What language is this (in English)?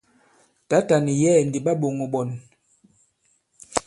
Bankon